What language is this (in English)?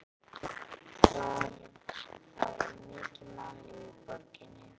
Icelandic